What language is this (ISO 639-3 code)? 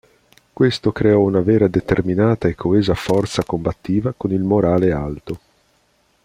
ita